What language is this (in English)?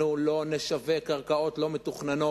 Hebrew